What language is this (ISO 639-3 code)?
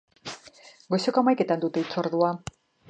eus